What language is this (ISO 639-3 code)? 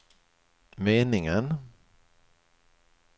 swe